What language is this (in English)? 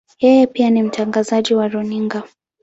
Swahili